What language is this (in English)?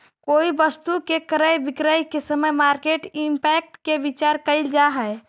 Magahi